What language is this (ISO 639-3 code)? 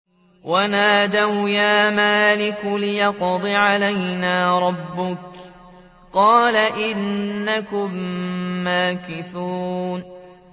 ara